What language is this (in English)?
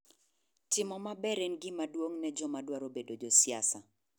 Luo (Kenya and Tanzania)